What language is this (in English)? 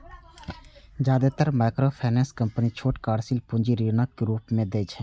Maithili